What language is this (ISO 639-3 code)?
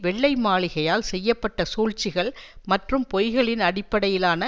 tam